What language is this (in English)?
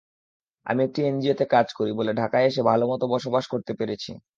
Bangla